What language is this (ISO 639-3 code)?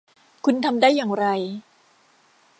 tha